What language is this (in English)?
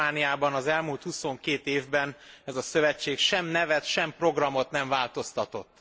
Hungarian